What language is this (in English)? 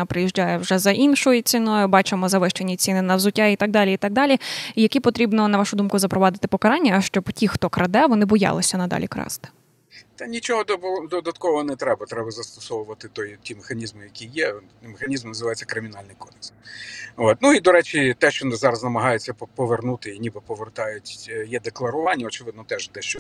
Ukrainian